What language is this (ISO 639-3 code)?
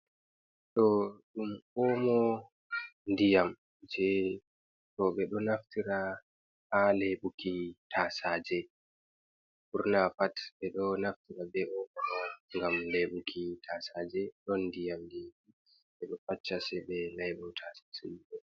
ful